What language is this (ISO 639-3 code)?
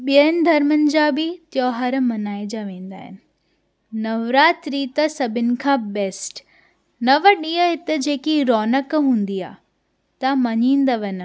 snd